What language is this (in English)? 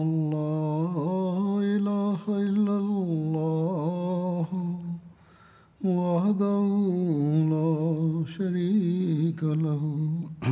Bulgarian